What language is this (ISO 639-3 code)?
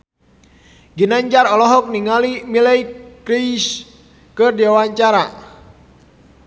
sun